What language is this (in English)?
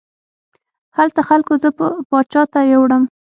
Pashto